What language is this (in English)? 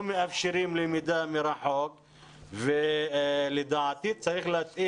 Hebrew